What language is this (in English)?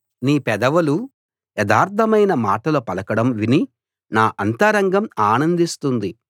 Telugu